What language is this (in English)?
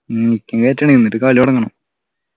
Malayalam